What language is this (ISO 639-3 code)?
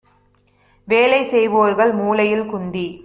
tam